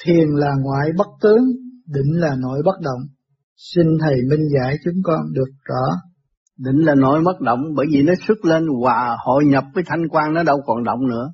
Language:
Vietnamese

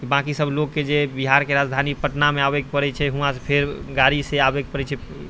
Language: Maithili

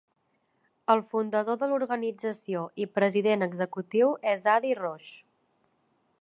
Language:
Catalan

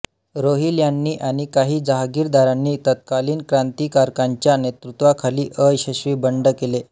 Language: Marathi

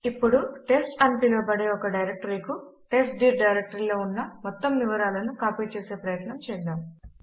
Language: Telugu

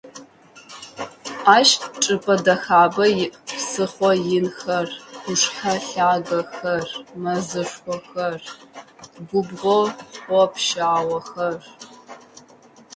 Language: Adyghe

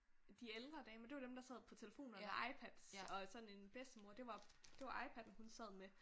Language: Danish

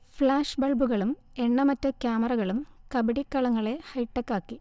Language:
Malayalam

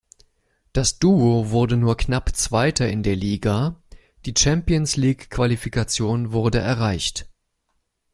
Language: German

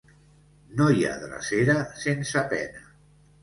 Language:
Catalan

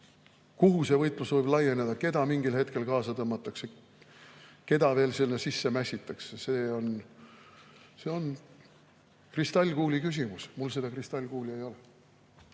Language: Estonian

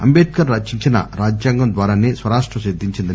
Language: Telugu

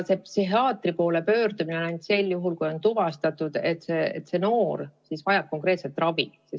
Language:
Estonian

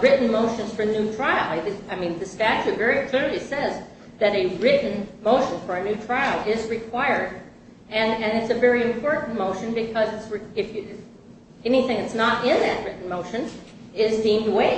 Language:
English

